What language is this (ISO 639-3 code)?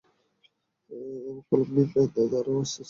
ben